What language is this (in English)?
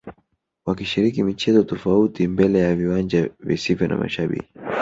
Swahili